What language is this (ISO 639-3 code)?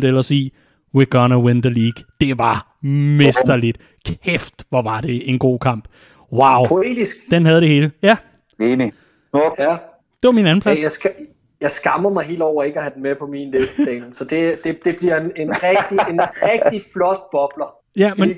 dan